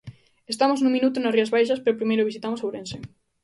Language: Galician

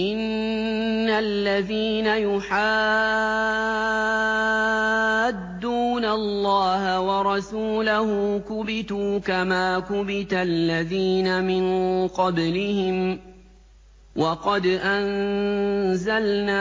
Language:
Arabic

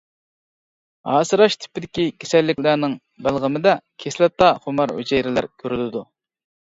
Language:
Uyghur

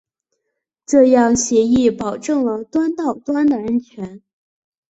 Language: Chinese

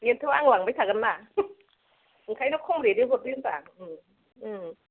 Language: Bodo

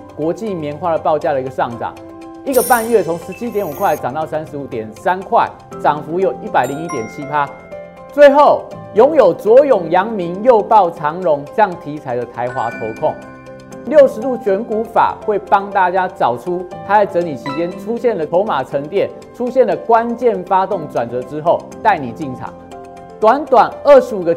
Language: Chinese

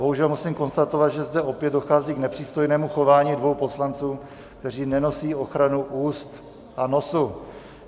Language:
Czech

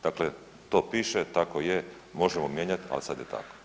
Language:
Croatian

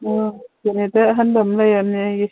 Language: Manipuri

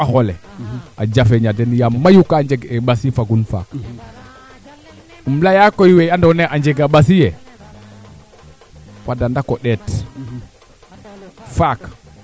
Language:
Serer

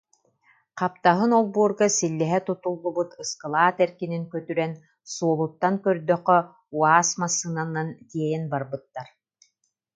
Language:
Yakut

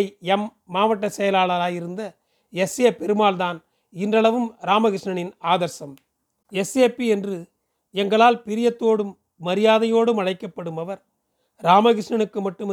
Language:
Tamil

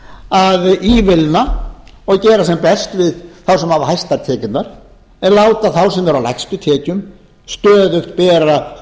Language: Icelandic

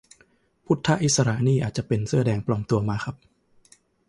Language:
Thai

